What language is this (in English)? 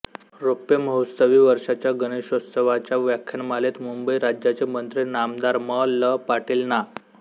Marathi